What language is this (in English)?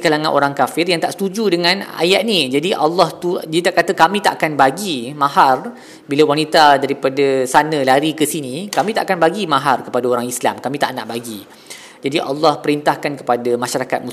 Malay